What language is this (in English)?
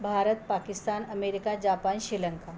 Marathi